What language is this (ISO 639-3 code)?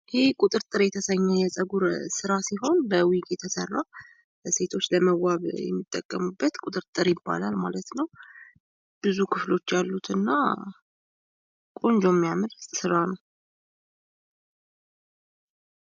amh